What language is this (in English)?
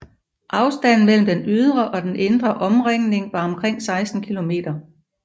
Danish